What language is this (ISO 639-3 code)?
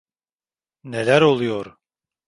tur